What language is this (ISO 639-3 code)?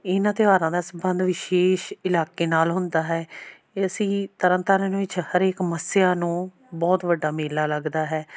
pan